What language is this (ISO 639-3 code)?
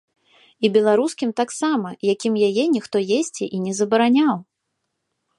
bel